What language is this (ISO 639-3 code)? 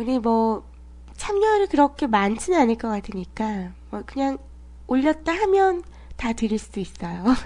kor